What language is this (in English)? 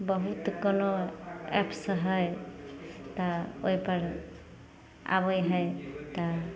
Maithili